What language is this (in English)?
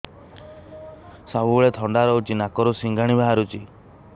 Odia